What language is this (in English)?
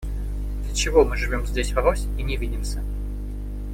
Russian